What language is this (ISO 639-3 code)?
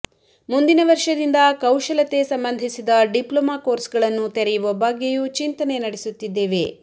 kan